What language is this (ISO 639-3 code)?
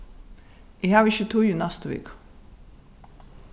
fao